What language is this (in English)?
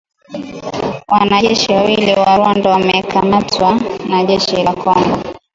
Swahili